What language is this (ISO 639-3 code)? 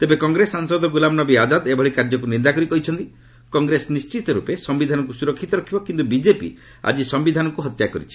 ori